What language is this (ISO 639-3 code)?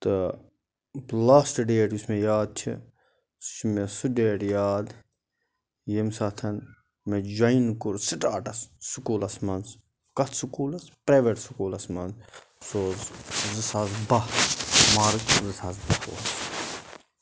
kas